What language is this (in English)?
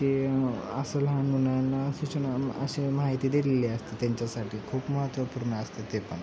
Marathi